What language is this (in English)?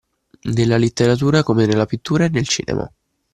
Italian